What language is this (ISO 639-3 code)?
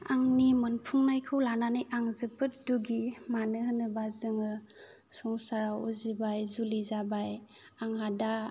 brx